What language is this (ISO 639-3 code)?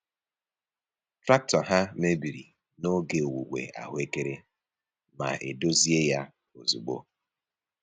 ibo